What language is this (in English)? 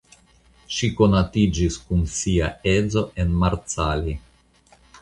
Esperanto